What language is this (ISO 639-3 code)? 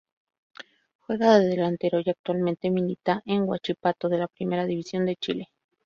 spa